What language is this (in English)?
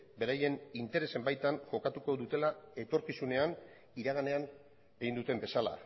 Basque